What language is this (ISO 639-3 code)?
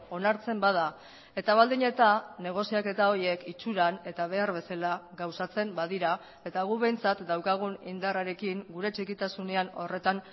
eus